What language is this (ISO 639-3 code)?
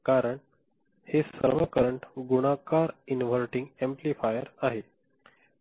mar